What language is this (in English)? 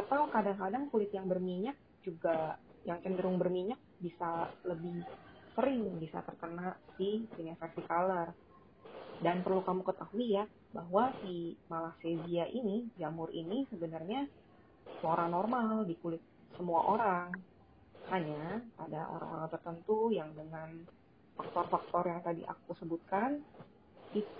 Indonesian